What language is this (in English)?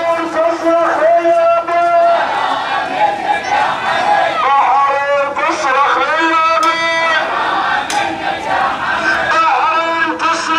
Arabic